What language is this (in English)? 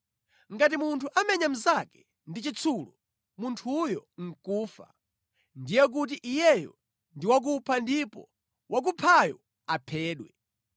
Nyanja